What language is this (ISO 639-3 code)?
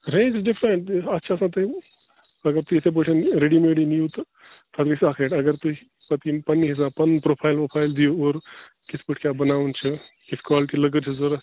kas